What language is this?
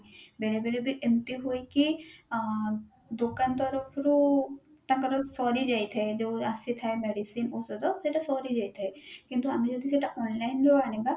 Odia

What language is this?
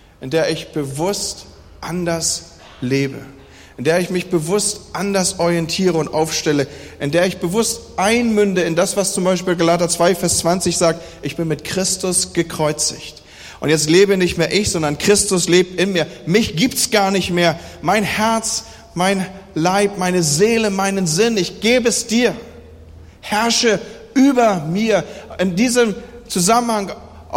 German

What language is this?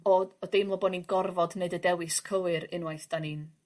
Welsh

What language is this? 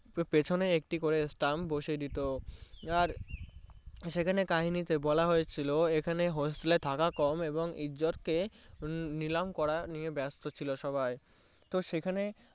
Bangla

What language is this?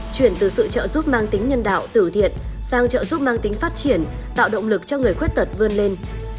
Vietnamese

